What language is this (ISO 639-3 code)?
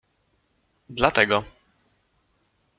pol